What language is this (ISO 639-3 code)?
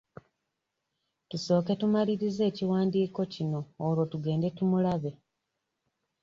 lug